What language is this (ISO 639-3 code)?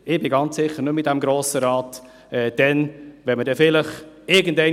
gsw